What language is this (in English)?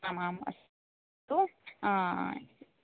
Sanskrit